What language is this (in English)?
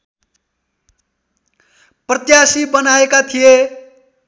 Nepali